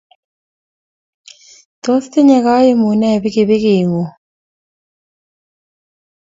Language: Kalenjin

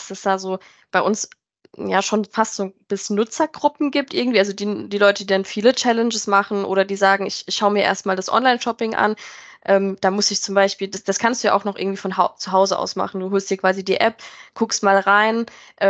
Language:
German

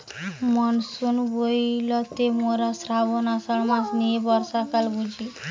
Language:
Bangla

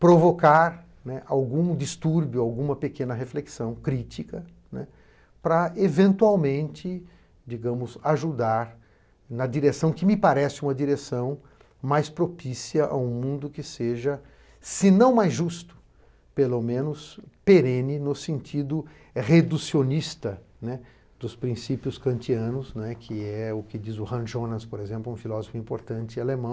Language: Portuguese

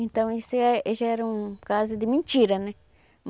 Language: Portuguese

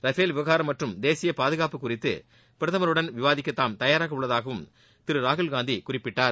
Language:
Tamil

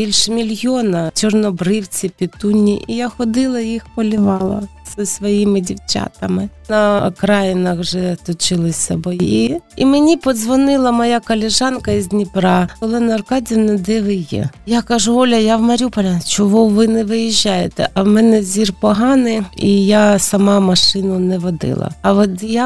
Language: Ukrainian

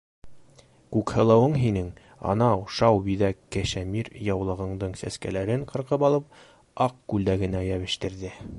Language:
Bashkir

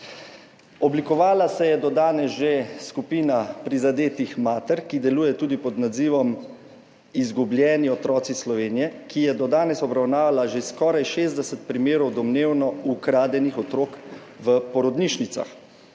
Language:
Slovenian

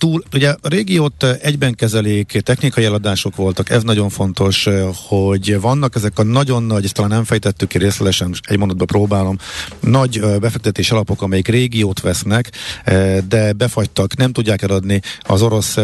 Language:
Hungarian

